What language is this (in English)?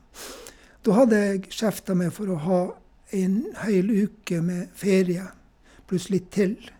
Norwegian